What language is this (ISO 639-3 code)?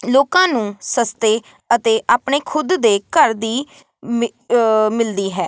pan